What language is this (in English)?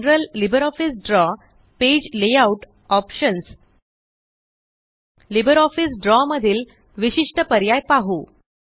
Marathi